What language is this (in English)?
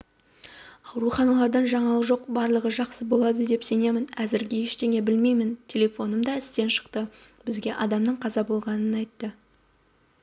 Kazakh